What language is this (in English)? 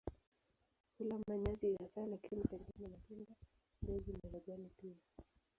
Swahili